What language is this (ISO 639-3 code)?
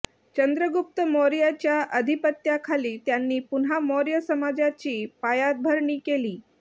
mar